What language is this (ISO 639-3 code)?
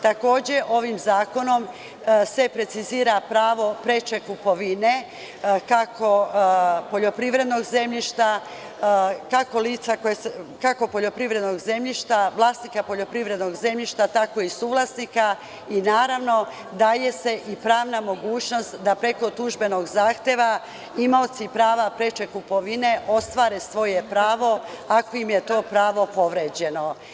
srp